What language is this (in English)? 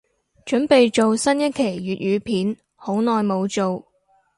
Cantonese